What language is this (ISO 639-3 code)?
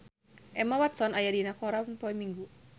sun